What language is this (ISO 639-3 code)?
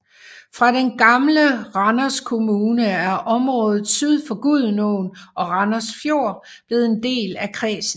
dan